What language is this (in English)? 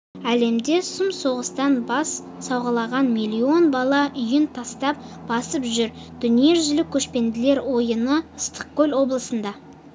Kazakh